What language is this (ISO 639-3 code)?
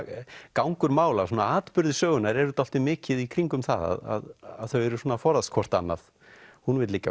isl